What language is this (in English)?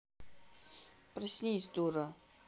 Russian